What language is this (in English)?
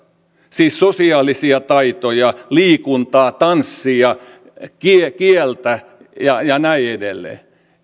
Finnish